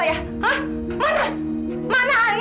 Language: Indonesian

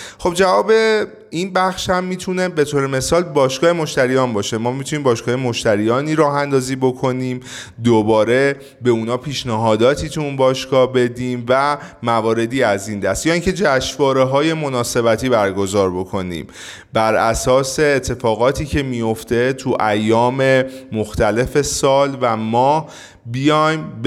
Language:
Persian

